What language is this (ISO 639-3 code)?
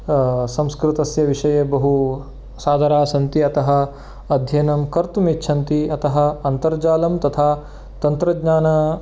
san